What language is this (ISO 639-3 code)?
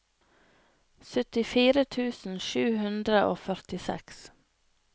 nor